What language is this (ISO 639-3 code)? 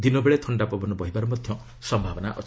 ori